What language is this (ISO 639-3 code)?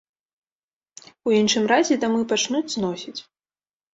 bel